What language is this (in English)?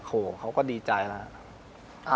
Thai